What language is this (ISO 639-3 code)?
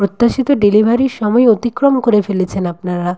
ben